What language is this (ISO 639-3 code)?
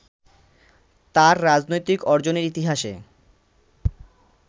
ben